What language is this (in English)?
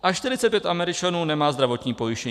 Czech